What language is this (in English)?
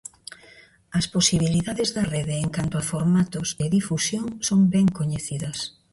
Galician